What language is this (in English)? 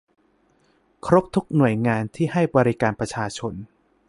Thai